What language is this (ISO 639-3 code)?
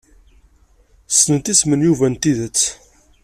kab